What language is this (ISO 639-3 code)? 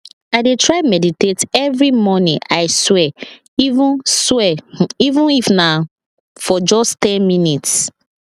pcm